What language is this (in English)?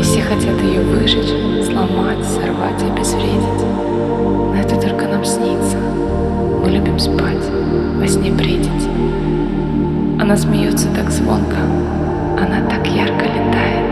Russian